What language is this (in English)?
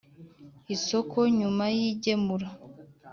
Kinyarwanda